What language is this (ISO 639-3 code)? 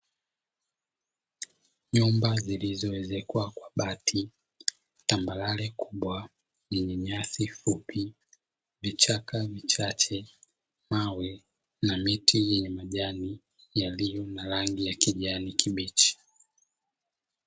swa